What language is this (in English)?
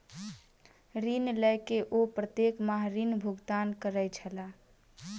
Maithili